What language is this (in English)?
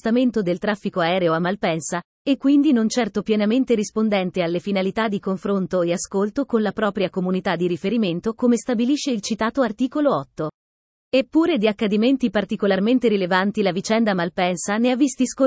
Italian